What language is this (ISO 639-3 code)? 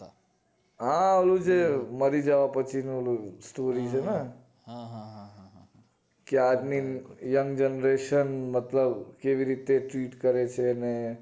guj